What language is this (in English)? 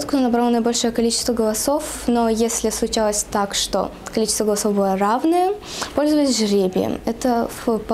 Russian